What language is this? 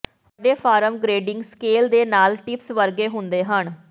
Punjabi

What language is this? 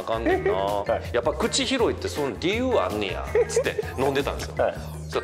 Japanese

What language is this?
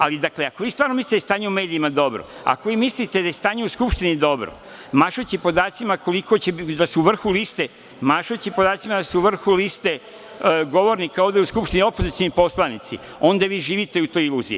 Serbian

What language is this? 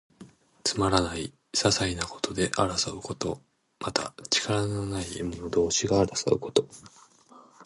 Japanese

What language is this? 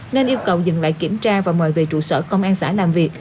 Vietnamese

